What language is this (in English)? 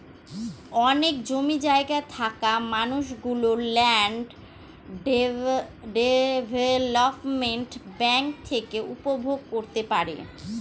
Bangla